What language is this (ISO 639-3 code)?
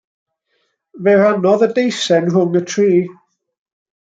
cym